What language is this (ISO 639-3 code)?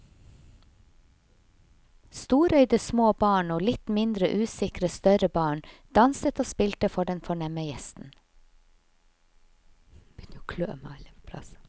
nor